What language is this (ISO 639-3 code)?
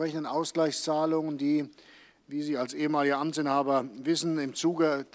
deu